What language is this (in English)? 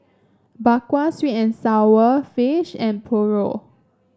English